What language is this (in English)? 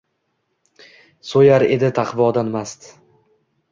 Uzbek